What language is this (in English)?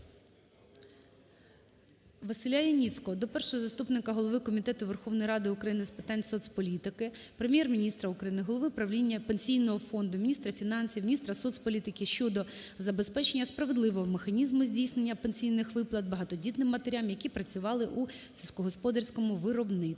Ukrainian